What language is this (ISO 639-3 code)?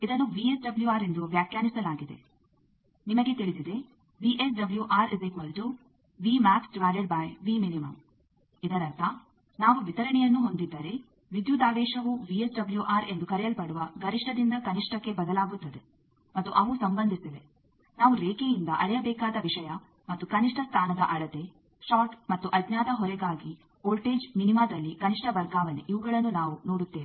kan